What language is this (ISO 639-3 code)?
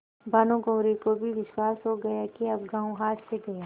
hin